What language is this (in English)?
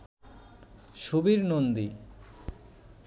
Bangla